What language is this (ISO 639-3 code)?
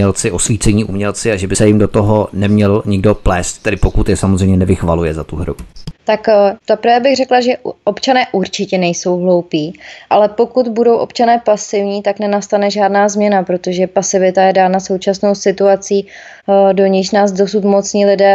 ces